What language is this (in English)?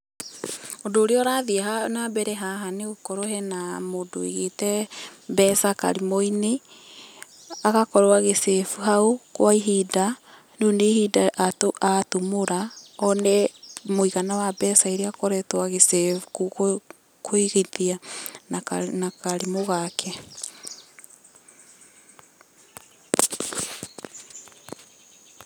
Kikuyu